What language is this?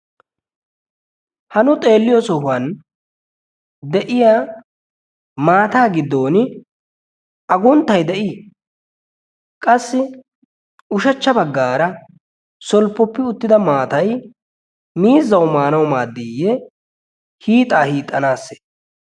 Wolaytta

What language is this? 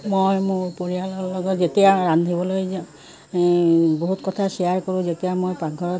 Assamese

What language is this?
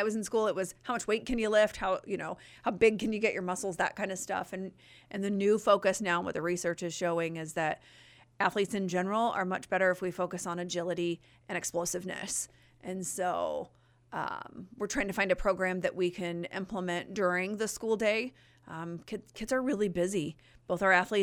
English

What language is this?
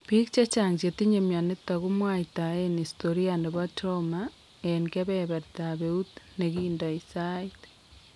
Kalenjin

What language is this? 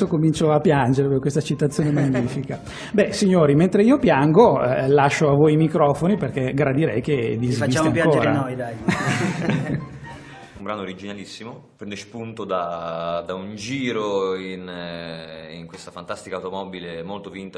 Italian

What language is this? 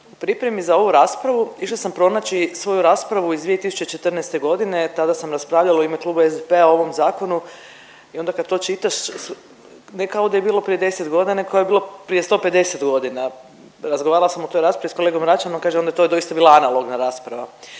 Croatian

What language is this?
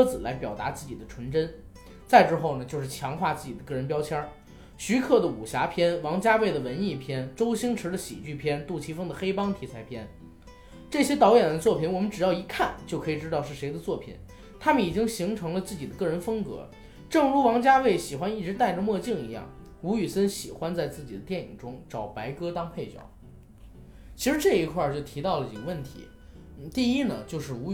Chinese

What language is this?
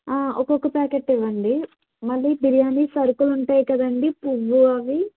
Telugu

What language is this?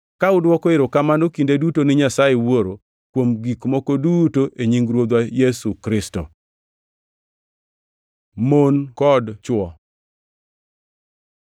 Luo (Kenya and Tanzania)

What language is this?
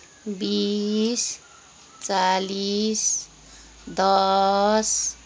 Nepali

